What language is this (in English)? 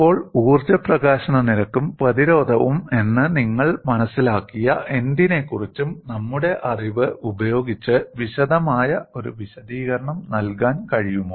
Malayalam